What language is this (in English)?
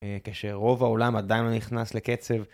Hebrew